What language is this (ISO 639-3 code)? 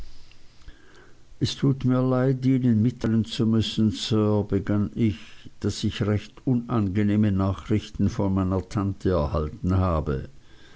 deu